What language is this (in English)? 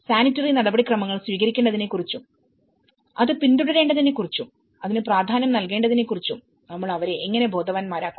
Malayalam